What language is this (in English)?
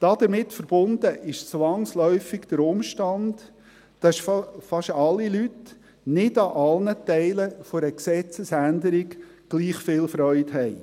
Swiss German